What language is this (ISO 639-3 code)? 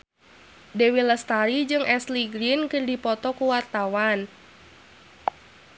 sun